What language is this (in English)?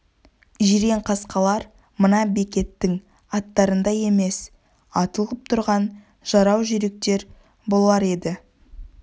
Kazakh